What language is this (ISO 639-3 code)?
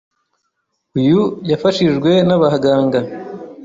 kin